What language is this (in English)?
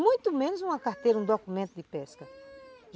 Portuguese